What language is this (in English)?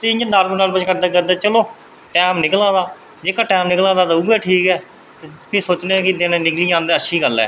Dogri